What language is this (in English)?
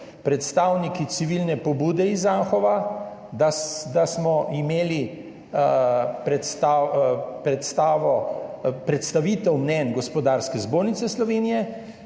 Slovenian